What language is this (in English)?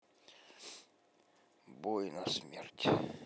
Russian